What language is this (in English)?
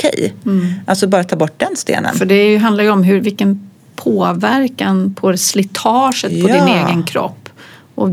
Swedish